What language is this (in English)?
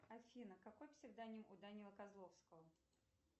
Russian